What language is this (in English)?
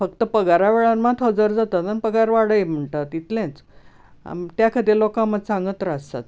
Konkani